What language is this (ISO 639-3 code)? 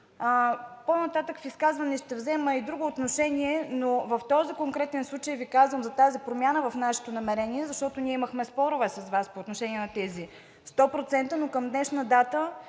bul